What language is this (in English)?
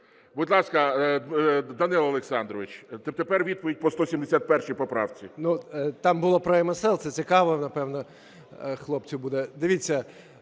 Ukrainian